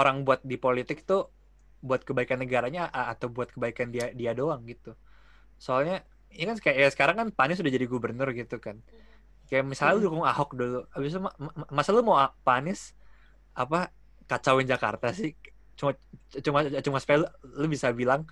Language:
Indonesian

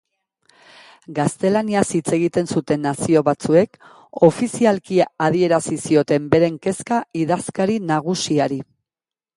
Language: Basque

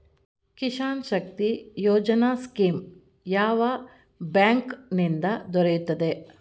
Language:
Kannada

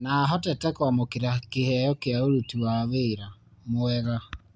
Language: Kikuyu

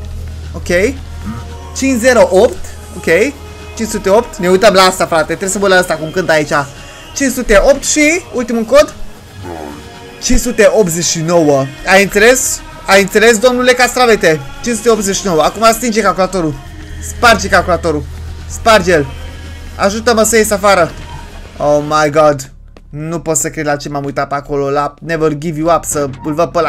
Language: Romanian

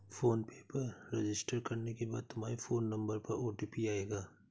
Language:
Hindi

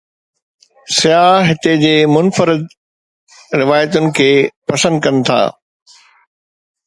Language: Sindhi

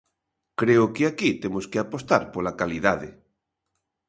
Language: Galician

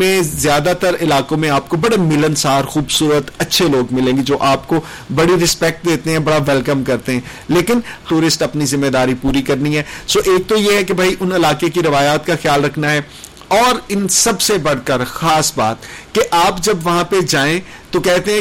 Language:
Urdu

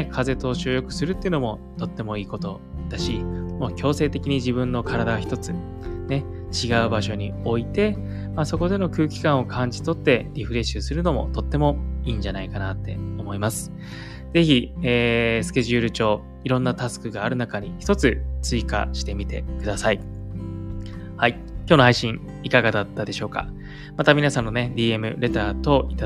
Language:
Japanese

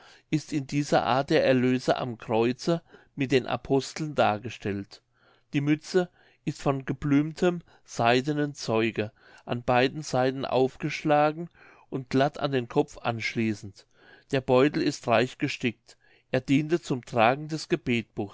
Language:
German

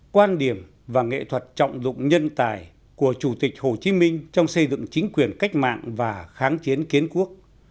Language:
Vietnamese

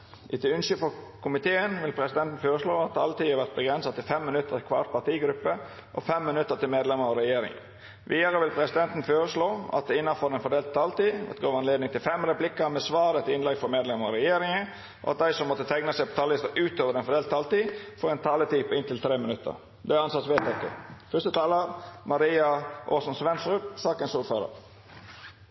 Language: Norwegian Nynorsk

